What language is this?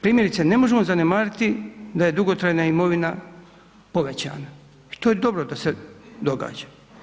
Croatian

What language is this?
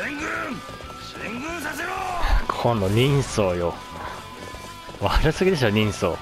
Japanese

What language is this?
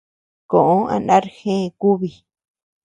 Tepeuxila Cuicatec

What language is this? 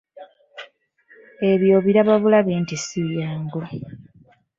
Ganda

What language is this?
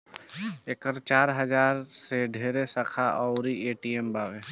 Bhojpuri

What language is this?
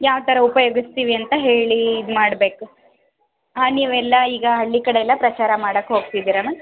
Kannada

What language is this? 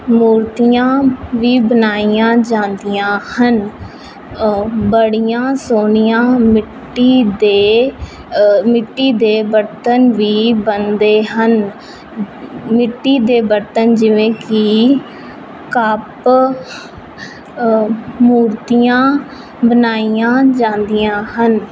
Punjabi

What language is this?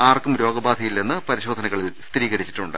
Malayalam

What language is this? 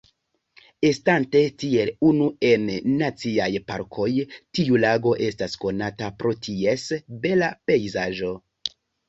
Esperanto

